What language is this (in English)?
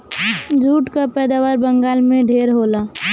Bhojpuri